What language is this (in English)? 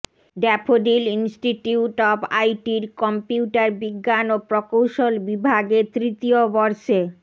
Bangla